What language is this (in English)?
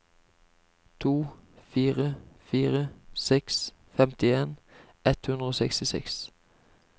Norwegian